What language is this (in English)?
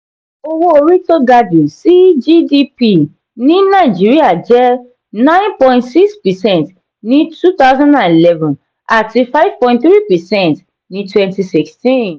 Yoruba